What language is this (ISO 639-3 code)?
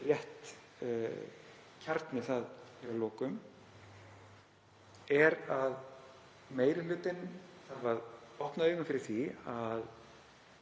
isl